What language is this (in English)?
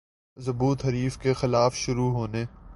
Urdu